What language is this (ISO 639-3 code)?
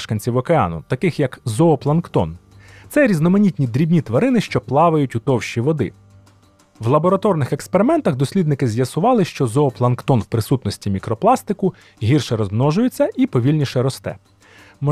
ukr